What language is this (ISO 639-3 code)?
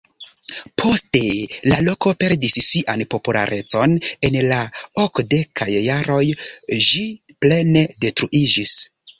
epo